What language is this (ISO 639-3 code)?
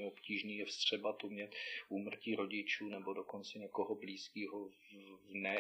ces